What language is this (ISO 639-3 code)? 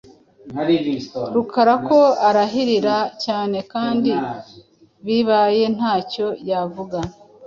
kin